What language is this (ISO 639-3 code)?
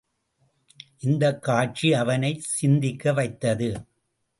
tam